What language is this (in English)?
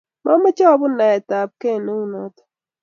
Kalenjin